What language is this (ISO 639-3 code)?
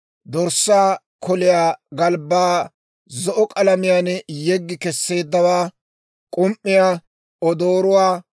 dwr